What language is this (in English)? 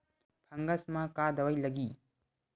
Chhattisgarhi